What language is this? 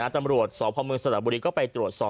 Thai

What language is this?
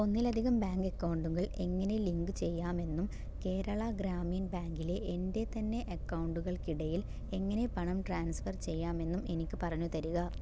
Malayalam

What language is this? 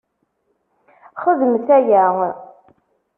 Kabyle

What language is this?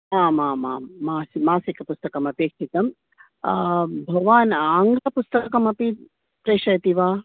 Sanskrit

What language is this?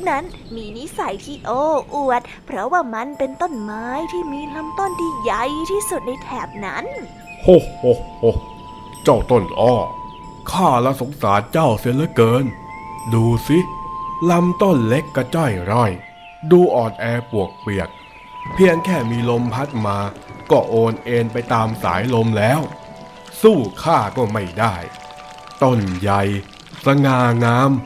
Thai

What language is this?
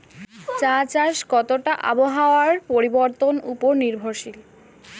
Bangla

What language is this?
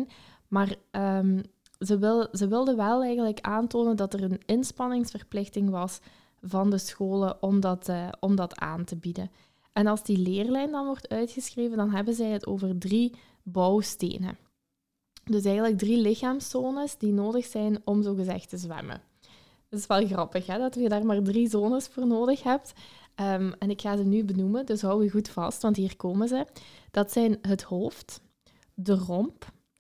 Dutch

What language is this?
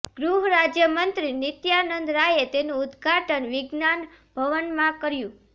Gujarati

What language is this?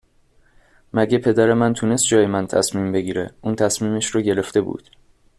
Persian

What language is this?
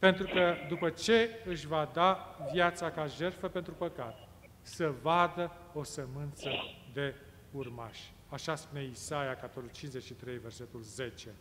Romanian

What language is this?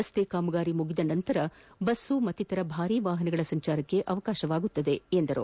Kannada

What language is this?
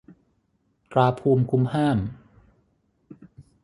Thai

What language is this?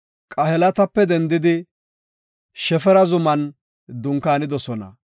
Gofa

